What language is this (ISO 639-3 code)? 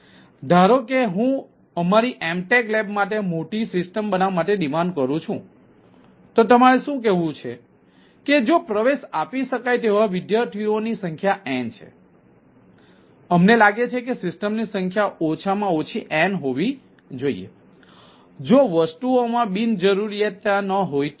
guj